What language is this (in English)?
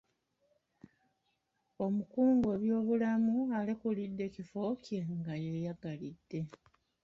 Ganda